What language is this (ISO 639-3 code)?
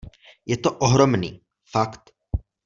ces